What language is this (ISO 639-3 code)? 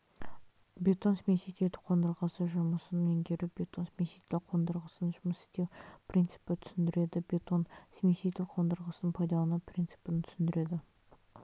kaz